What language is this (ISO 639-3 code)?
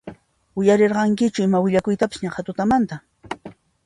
qxp